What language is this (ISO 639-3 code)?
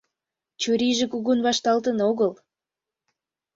chm